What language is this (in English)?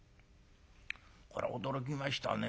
Japanese